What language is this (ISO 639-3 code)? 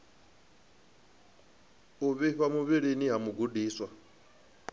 ven